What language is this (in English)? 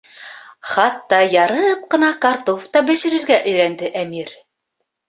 Bashkir